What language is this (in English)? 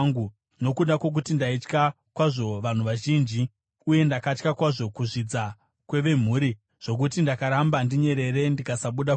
Shona